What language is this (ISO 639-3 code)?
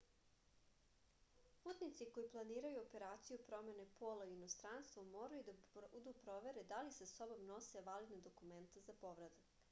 srp